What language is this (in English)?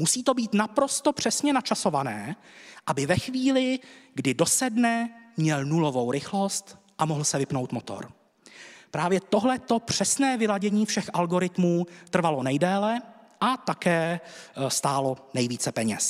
Czech